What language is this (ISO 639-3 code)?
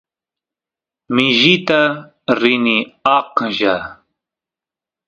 qus